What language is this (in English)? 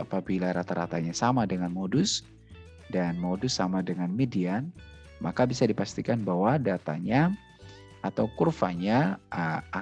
Indonesian